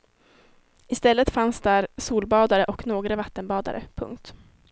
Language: Swedish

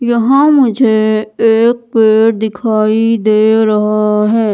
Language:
Hindi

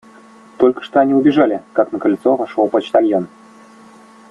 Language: Russian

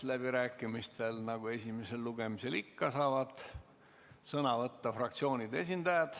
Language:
Estonian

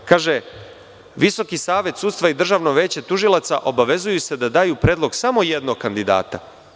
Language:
Serbian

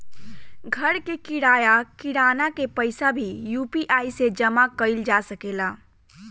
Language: Bhojpuri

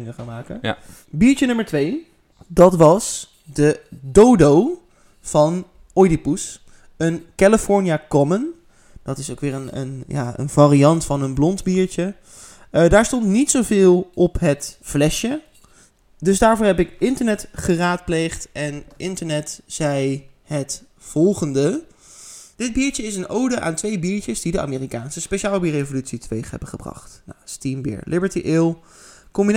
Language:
Dutch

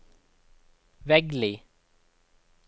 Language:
Norwegian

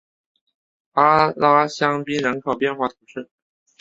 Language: Chinese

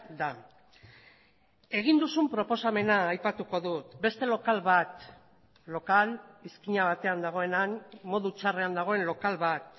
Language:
Basque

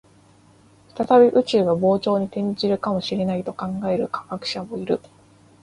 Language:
Japanese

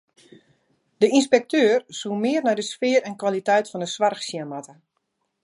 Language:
Western Frisian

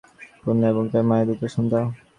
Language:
Bangla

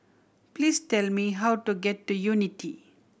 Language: English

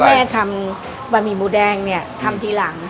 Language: Thai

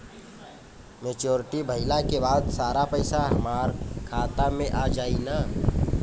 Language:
Bhojpuri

